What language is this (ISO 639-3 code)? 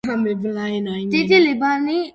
kat